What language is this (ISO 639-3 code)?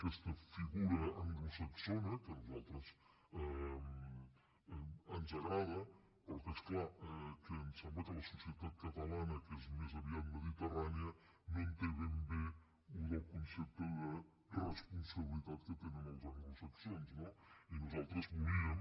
cat